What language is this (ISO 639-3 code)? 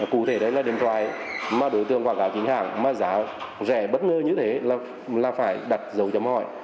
vie